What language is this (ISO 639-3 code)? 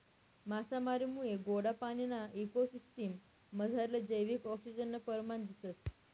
mar